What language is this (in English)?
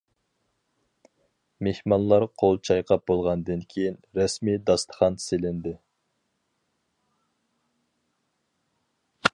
Uyghur